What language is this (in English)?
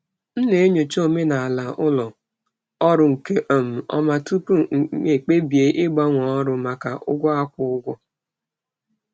Igbo